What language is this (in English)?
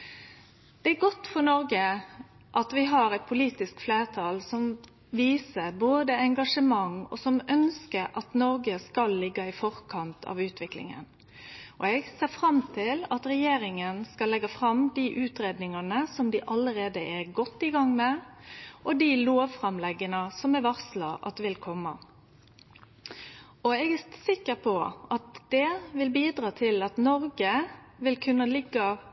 Norwegian Nynorsk